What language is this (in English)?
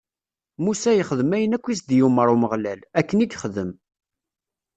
Kabyle